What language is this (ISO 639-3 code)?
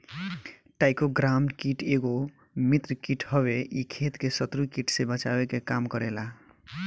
bho